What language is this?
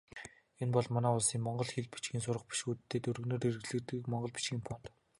Mongolian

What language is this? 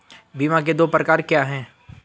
Hindi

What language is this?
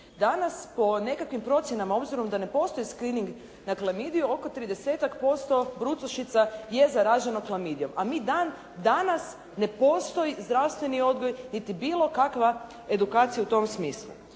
Croatian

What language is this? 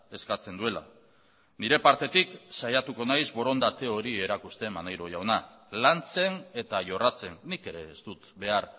Basque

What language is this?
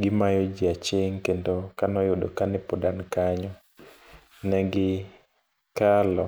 Luo (Kenya and Tanzania)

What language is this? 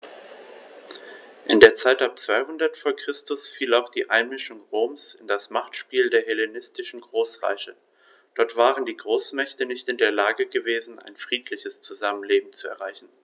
German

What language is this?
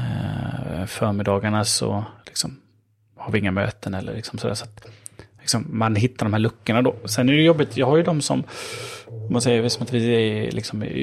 Swedish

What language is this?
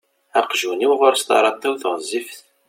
Kabyle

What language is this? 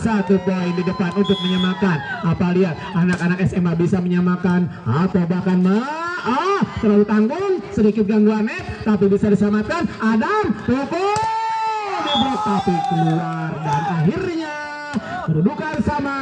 Indonesian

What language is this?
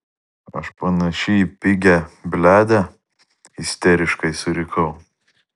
Lithuanian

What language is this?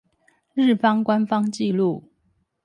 Chinese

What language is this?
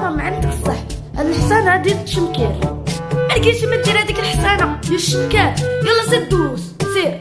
Arabic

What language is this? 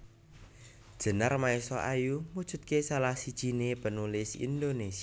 Javanese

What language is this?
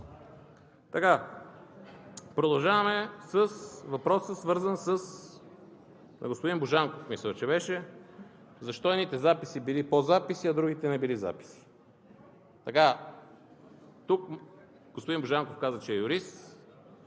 Bulgarian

